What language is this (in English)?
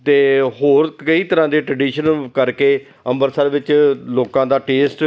Punjabi